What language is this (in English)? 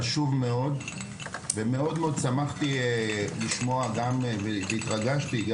Hebrew